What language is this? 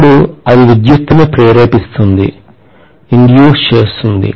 Telugu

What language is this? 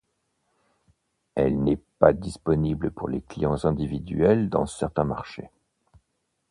French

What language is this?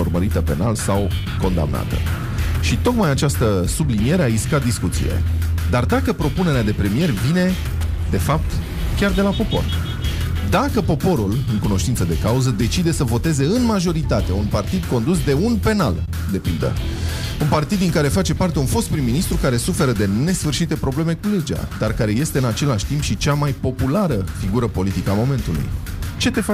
Romanian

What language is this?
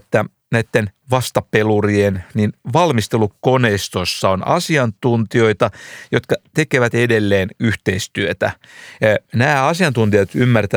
Finnish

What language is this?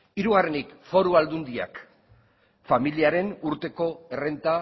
Basque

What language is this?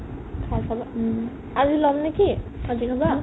Assamese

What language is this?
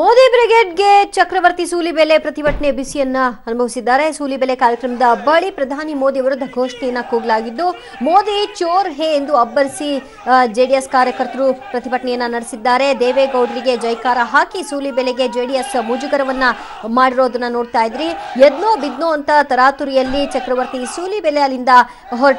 Kannada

